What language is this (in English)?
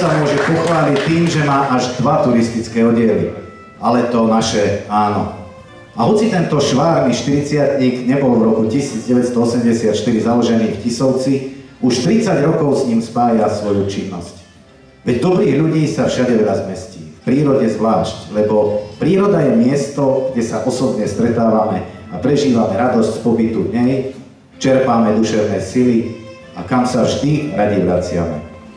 Slovak